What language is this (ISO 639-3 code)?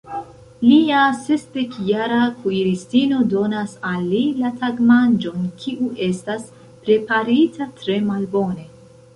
epo